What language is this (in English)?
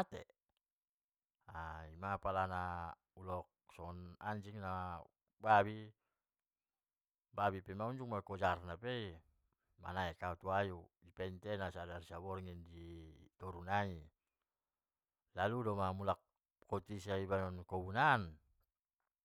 Batak Mandailing